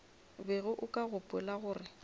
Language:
Northern Sotho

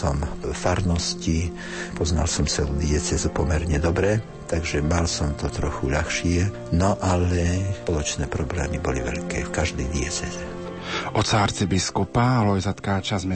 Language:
Slovak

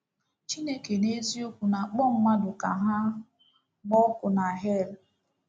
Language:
Igbo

